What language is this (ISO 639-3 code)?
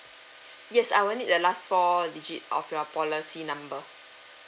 eng